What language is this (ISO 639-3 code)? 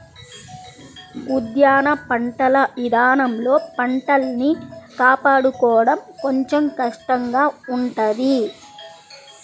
tel